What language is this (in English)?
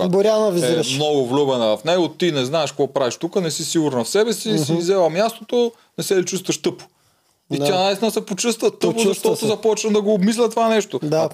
Bulgarian